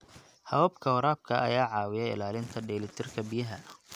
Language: Somali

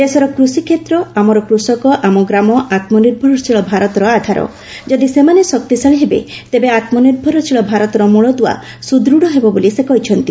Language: Odia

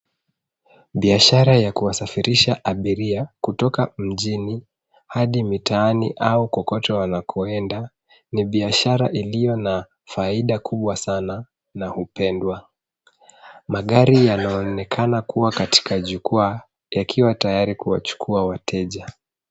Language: Swahili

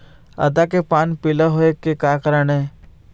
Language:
Chhattisgarhi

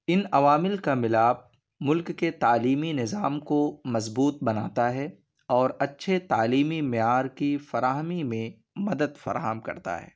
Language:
Urdu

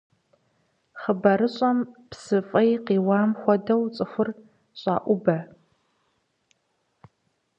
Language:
Kabardian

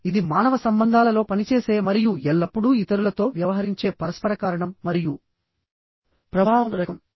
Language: Telugu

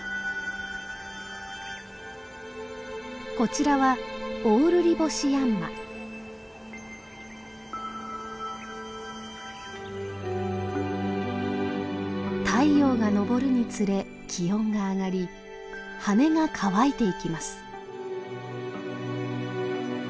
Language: Japanese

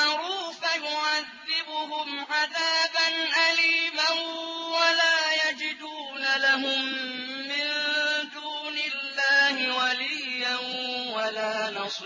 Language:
Arabic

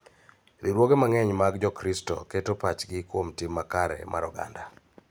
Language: Luo (Kenya and Tanzania)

